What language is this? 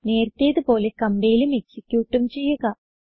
Malayalam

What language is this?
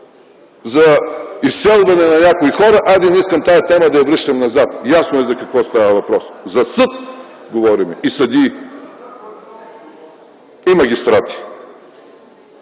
Bulgarian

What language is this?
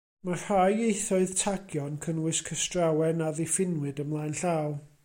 Welsh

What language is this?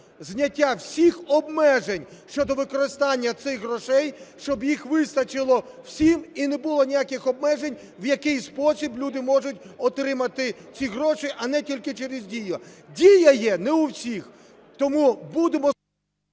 Ukrainian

